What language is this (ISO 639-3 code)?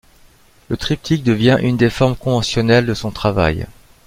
fra